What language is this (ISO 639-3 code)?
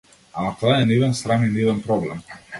mkd